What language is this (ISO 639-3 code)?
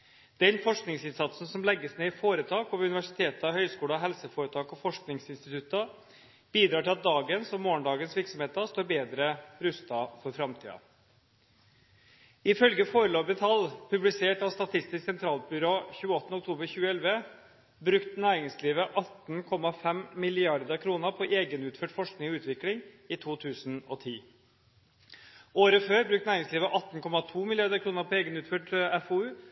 nob